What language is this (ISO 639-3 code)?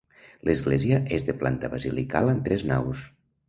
cat